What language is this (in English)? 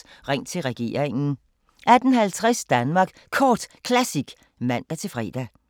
Danish